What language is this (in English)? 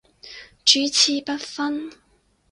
Cantonese